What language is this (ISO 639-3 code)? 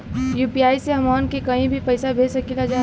bho